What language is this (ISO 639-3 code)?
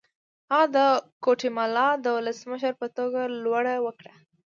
pus